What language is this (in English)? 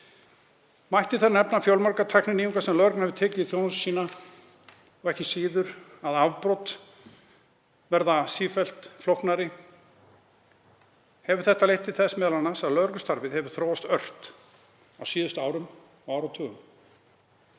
Icelandic